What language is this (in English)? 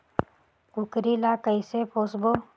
Chhattisgarhi